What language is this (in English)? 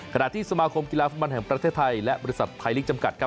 Thai